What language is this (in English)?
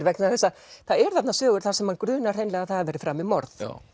Icelandic